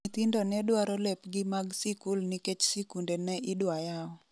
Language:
Luo (Kenya and Tanzania)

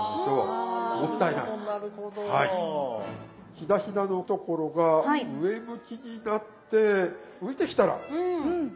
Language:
Japanese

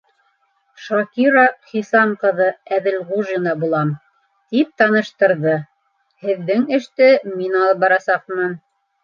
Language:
Bashkir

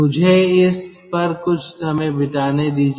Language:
Hindi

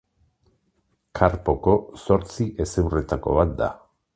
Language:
Basque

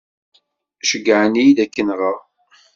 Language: Kabyle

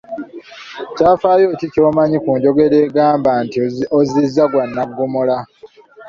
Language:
Ganda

